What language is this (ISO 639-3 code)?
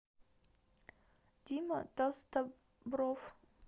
rus